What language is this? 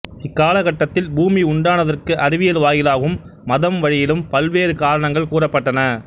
Tamil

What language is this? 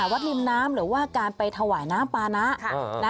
Thai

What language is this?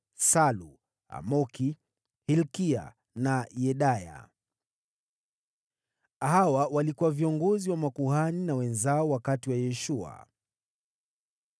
Swahili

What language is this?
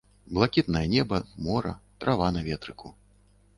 Belarusian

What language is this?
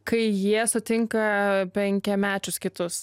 Lithuanian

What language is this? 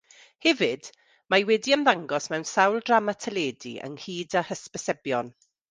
Welsh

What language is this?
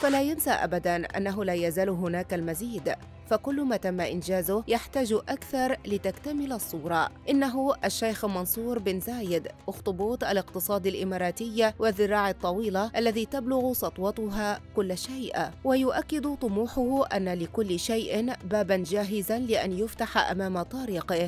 Arabic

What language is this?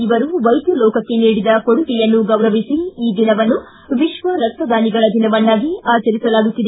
Kannada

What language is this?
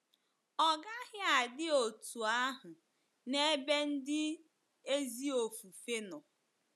Igbo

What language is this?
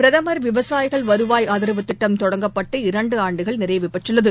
Tamil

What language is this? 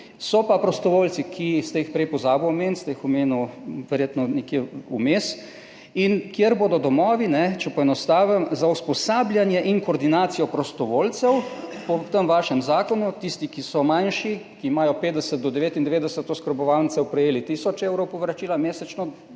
Slovenian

